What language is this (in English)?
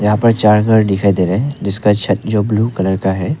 Hindi